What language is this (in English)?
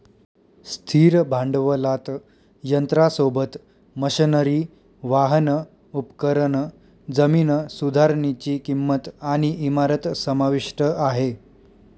Marathi